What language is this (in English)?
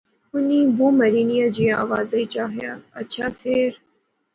Pahari-Potwari